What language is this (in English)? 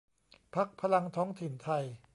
Thai